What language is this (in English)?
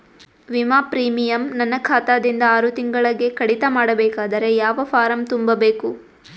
Kannada